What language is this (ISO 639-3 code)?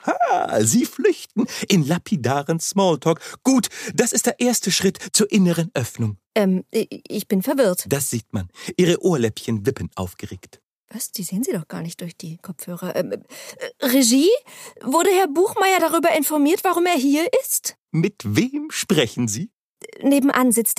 deu